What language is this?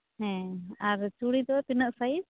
Santali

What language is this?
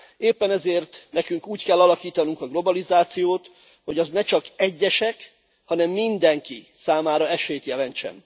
Hungarian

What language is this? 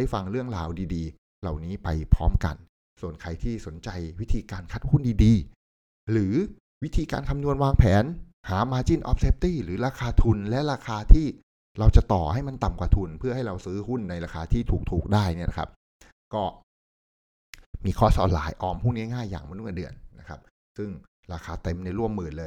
Thai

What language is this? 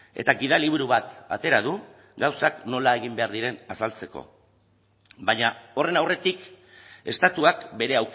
Basque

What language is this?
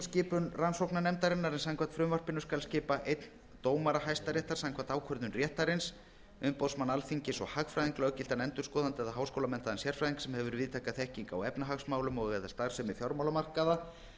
Icelandic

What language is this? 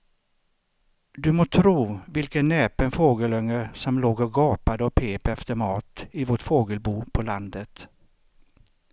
Swedish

